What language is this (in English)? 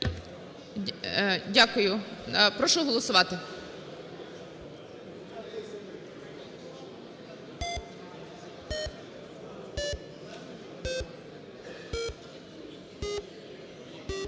Ukrainian